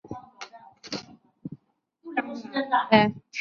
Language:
Chinese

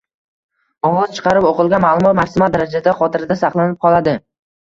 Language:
Uzbek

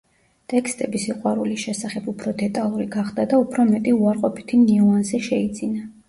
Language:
Georgian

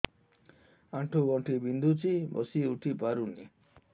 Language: Odia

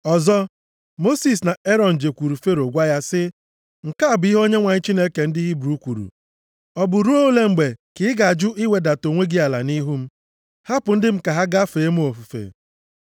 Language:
Igbo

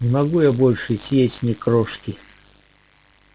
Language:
Russian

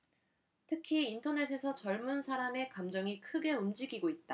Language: Korean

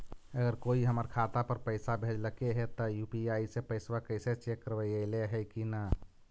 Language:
Magahi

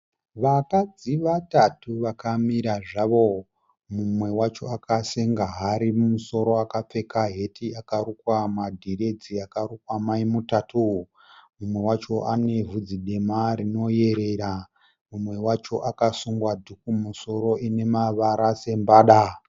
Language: Shona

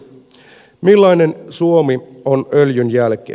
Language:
Finnish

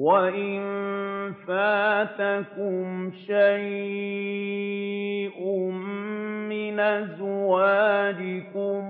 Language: Arabic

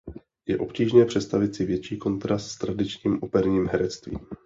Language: Czech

